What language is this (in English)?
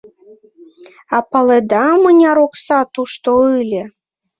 Mari